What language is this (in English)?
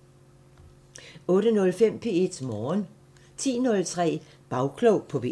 Danish